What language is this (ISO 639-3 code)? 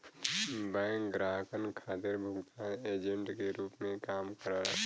bho